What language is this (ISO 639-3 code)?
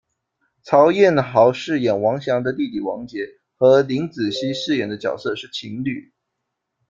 zho